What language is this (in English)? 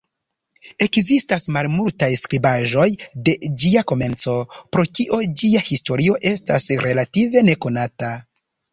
Esperanto